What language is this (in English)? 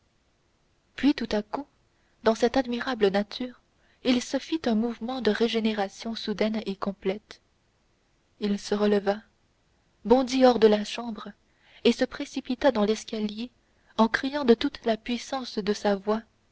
French